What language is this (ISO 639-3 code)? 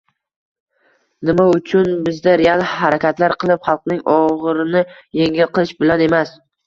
uzb